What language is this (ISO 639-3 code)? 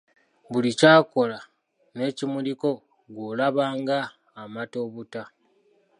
lug